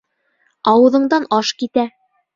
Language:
Bashkir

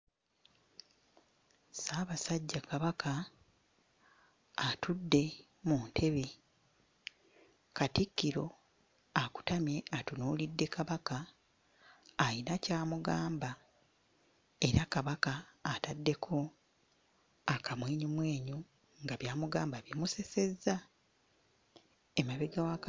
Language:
Ganda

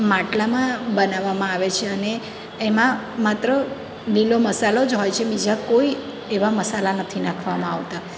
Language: Gujarati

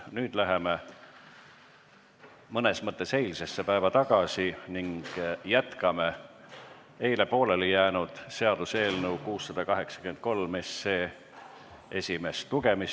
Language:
Estonian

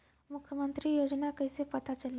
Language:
Bhojpuri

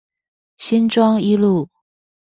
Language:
Chinese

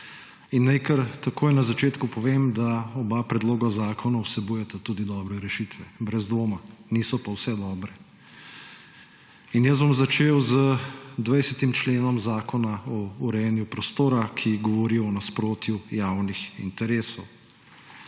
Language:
Slovenian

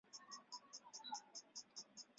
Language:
Chinese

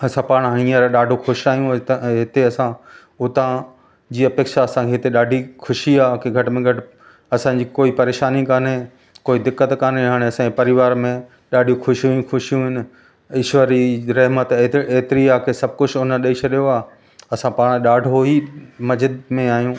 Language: Sindhi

